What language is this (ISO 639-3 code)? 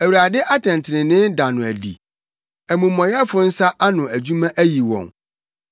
aka